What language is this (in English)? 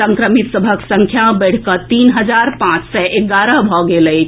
Maithili